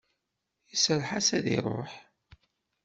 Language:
Kabyle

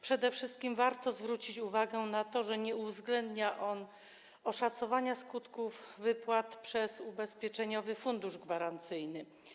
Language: Polish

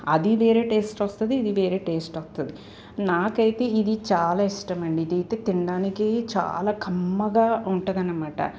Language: Telugu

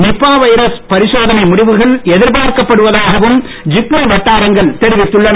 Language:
Tamil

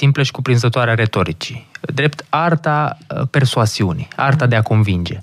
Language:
Romanian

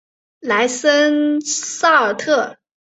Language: Chinese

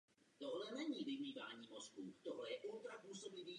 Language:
Czech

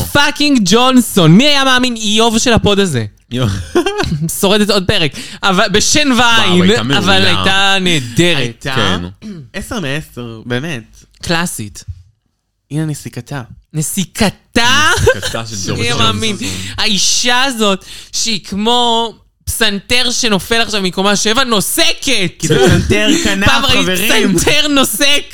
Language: Hebrew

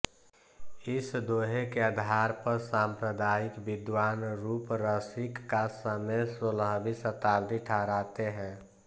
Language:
Hindi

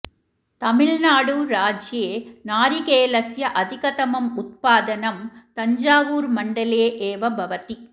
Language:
Sanskrit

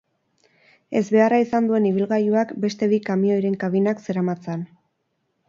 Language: Basque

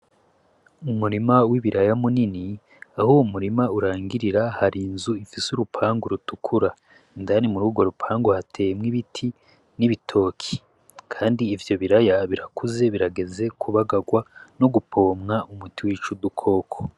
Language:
Rundi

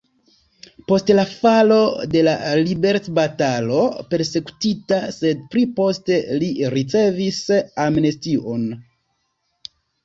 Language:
Esperanto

